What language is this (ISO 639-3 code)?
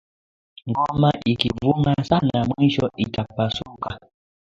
swa